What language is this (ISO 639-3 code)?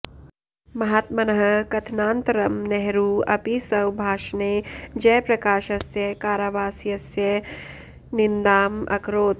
san